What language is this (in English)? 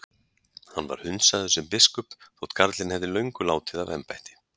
Icelandic